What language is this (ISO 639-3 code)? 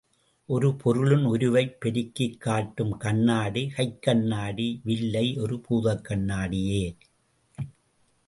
tam